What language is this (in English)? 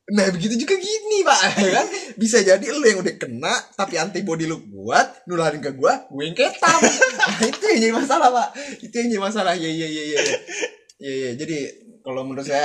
Indonesian